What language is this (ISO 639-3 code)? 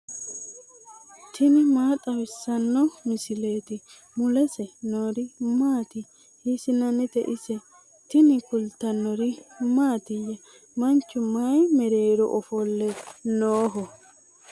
sid